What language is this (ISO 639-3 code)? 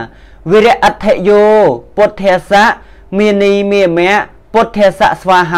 tha